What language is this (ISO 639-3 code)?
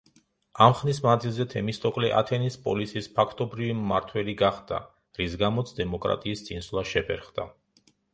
kat